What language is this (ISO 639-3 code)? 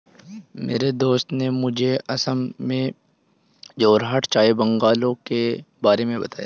hin